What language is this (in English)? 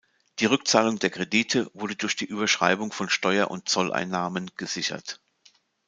German